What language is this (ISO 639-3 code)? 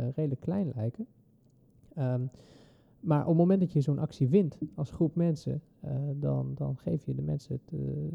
nld